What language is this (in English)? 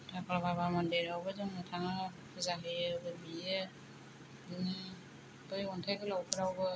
Bodo